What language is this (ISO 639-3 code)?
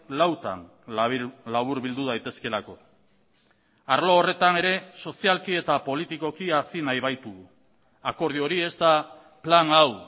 eus